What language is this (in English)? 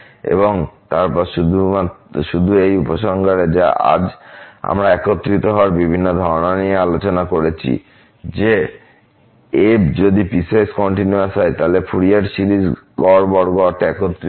Bangla